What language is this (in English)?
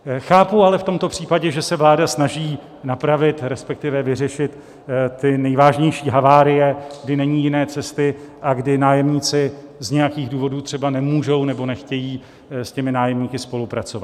Czech